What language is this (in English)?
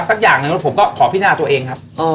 Thai